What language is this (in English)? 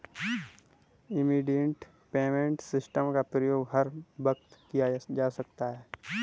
Hindi